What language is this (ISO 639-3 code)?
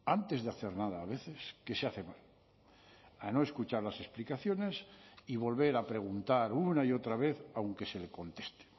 spa